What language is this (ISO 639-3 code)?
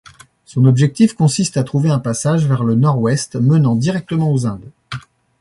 fra